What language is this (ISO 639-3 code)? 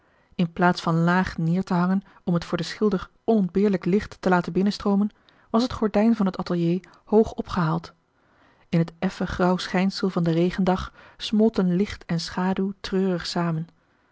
nld